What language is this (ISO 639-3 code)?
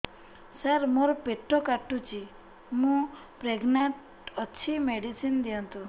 ori